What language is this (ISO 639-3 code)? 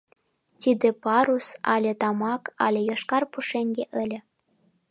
chm